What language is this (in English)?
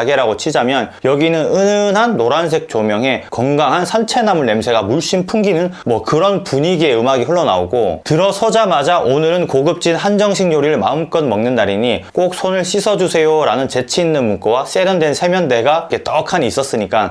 Korean